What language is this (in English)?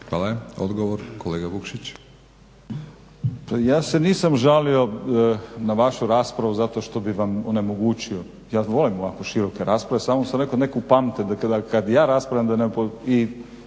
Croatian